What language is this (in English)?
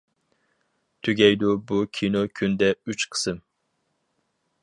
Uyghur